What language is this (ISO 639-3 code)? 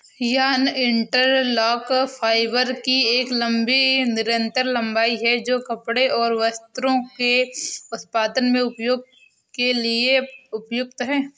hin